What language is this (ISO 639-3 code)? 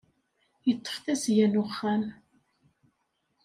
kab